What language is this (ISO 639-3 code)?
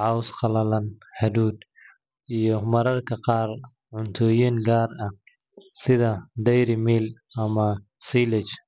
som